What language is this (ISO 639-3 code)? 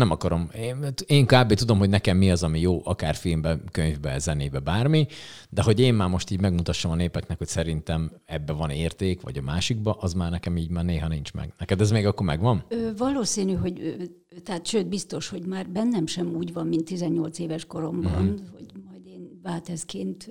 hun